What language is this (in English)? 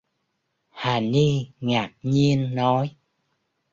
Vietnamese